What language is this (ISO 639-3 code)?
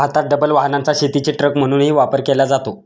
mar